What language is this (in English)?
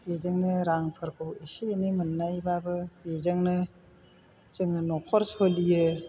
Bodo